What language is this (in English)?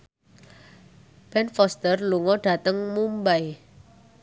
Javanese